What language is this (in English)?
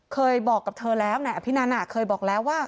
Thai